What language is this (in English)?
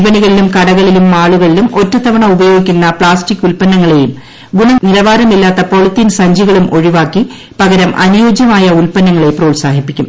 Malayalam